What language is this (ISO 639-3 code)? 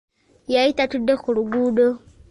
lug